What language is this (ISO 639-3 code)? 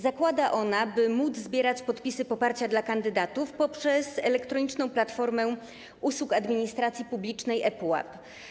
pol